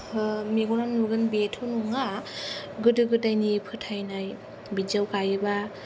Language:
Bodo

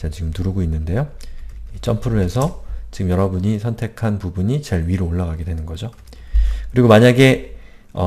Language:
Korean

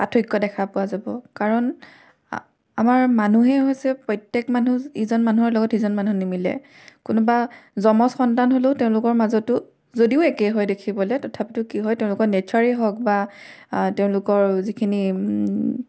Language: Assamese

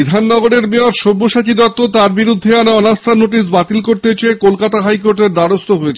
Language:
Bangla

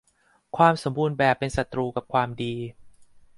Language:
Thai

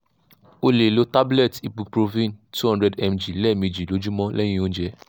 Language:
Yoruba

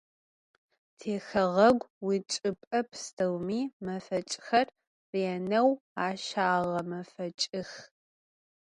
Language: Adyghe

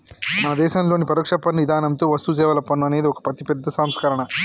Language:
Telugu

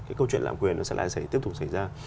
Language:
Vietnamese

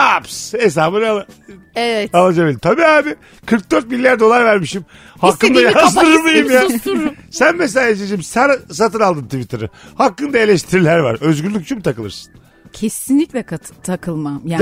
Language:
Turkish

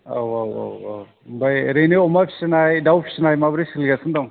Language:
Bodo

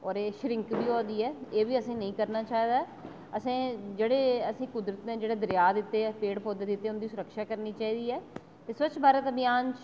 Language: Dogri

